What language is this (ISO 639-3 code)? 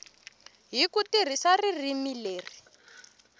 tso